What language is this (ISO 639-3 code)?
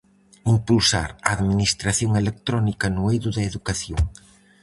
glg